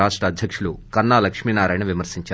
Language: Telugu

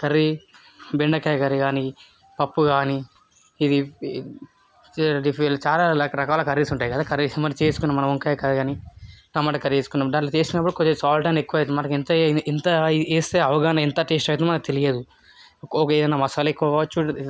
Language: Telugu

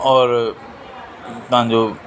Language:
Sindhi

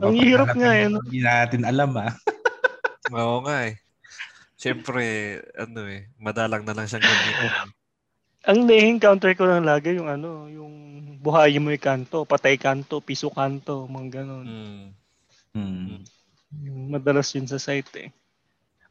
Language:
Filipino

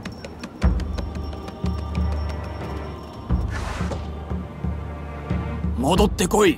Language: Japanese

